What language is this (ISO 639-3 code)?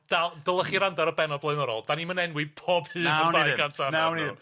cym